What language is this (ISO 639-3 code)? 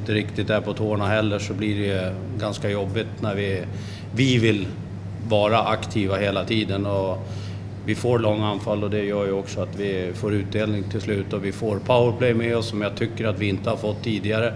swe